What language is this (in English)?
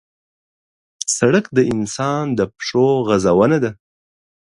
Pashto